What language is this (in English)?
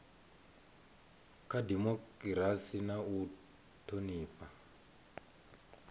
Venda